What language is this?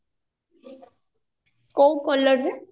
Odia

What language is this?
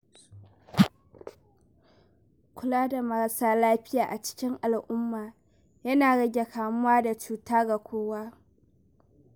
Hausa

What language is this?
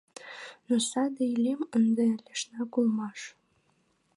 Mari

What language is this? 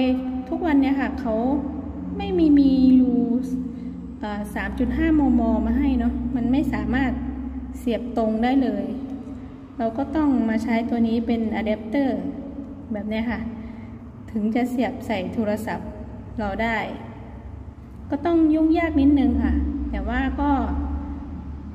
Thai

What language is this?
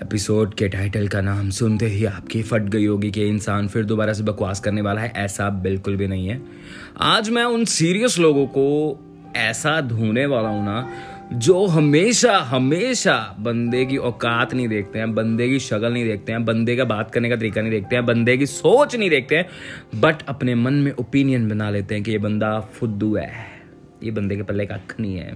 Hindi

